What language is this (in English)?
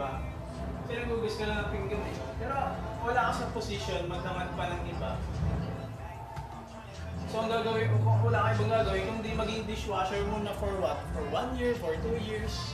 Filipino